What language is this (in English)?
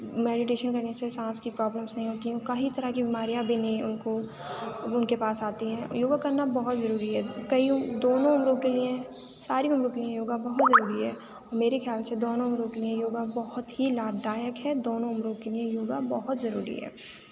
Urdu